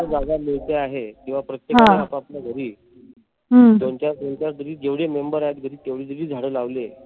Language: Marathi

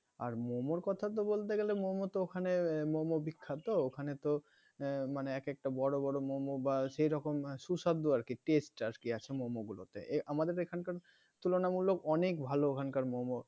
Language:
Bangla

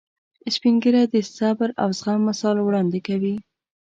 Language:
Pashto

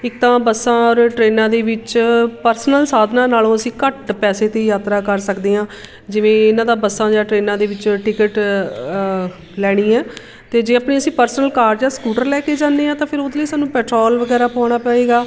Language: Punjabi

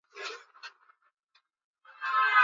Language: Swahili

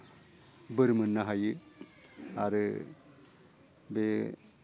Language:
Bodo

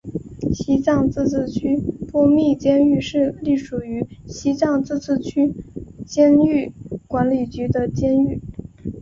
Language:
Chinese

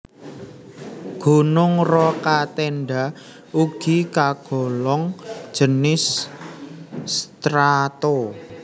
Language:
Javanese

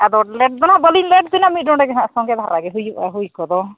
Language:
Santali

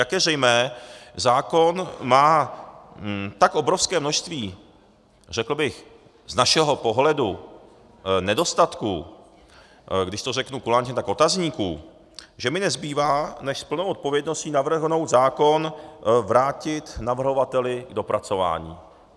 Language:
Czech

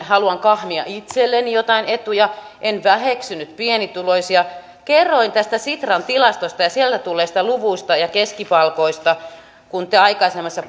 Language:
Finnish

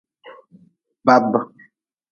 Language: Nawdm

